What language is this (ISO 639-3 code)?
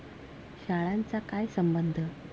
mar